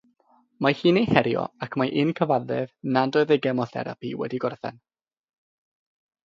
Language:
Welsh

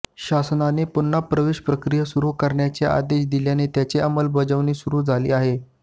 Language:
Marathi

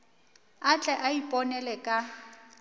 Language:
Northern Sotho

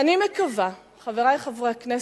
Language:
Hebrew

